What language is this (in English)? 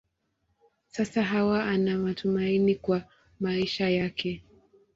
Swahili